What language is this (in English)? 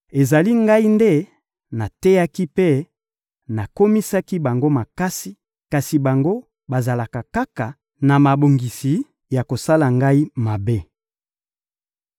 Lingala